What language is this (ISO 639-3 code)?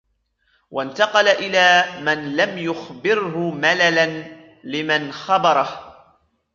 ara